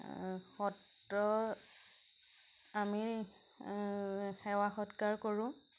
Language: Assamese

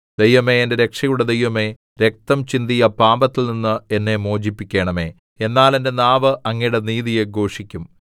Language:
Malayalam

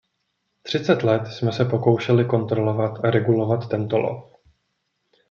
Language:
Czech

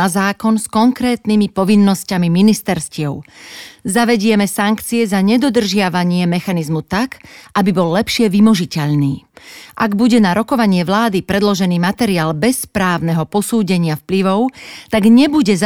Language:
Slovak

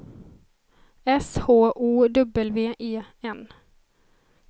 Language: Swedish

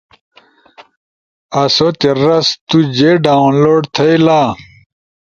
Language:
Ushojo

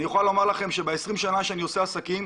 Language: Hebrew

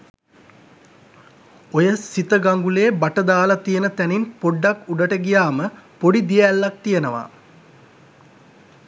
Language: Sinhala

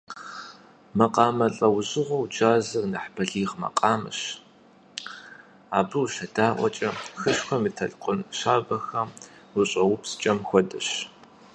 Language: Kabardian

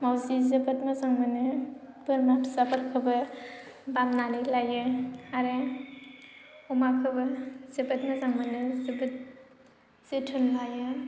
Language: Bodo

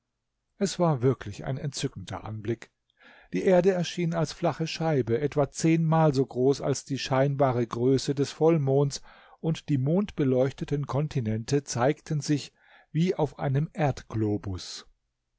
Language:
German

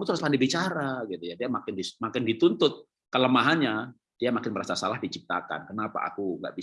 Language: Indonesian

